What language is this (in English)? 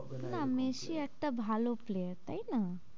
Bangla